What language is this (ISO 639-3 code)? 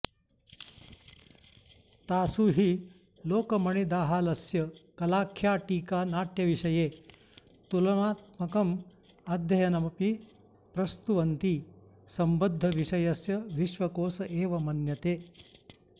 san